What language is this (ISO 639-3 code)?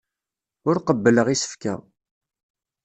kab